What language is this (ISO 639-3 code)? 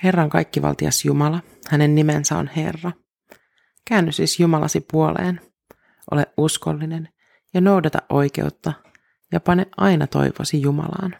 fin